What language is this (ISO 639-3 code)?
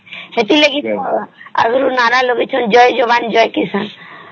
ori